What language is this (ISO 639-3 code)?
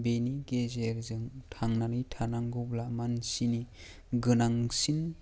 brx